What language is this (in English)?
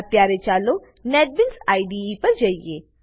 Gujarati